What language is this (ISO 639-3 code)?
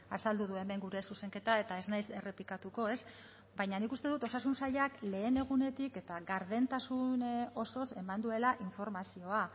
eus